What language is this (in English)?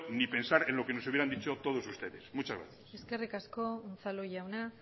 Spanish